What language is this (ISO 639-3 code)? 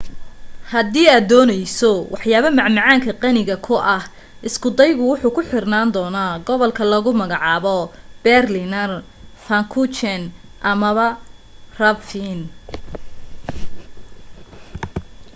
som